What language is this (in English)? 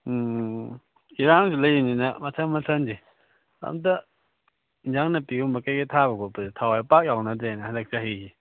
Manipuri